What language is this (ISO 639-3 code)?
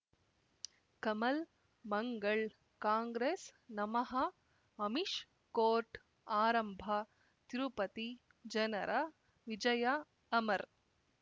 kan